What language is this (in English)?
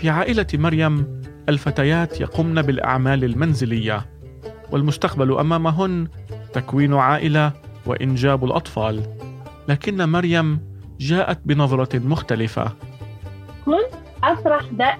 Arabic